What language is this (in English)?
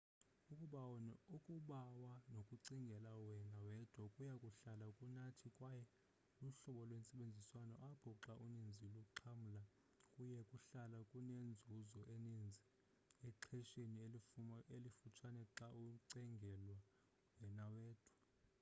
Xhosa